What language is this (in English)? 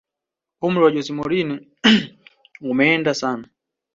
Swahili